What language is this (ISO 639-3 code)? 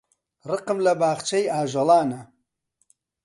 ckb